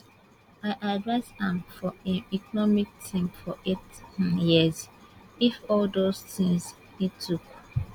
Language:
Nigerian Pidgin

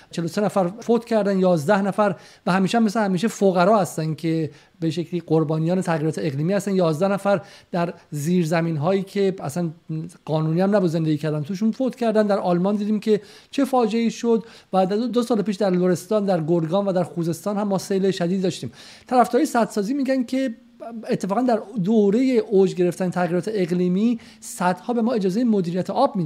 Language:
Persian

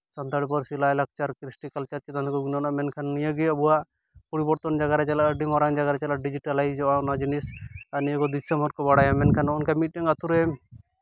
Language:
Santali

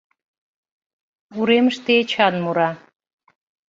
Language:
Mari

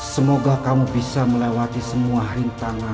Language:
Indonesian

